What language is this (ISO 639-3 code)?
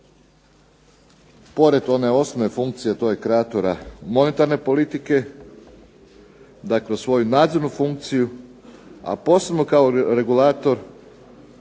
hrv